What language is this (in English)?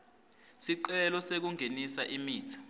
Swati